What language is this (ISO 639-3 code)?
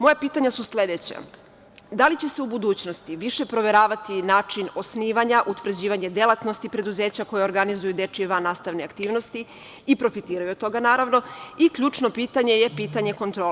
srp